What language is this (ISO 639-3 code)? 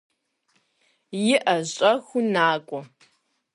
kbd